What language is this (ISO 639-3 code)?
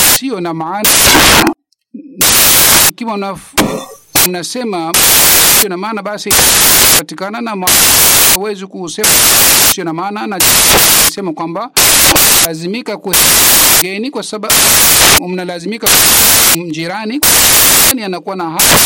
swa